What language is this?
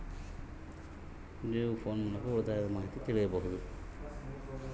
Kannada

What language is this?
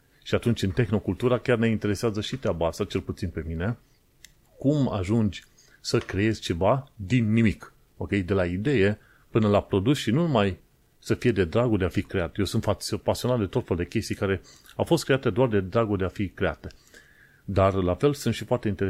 Romanian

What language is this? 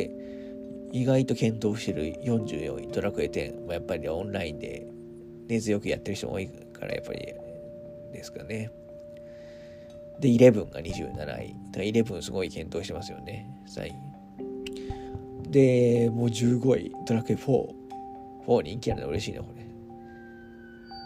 Japanese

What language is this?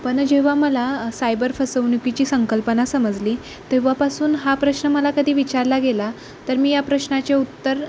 Marathi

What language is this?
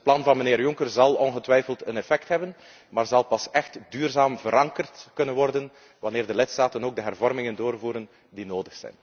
Dutch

